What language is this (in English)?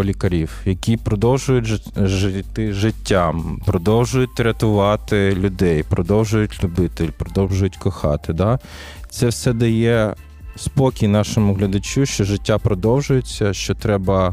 Ukrainian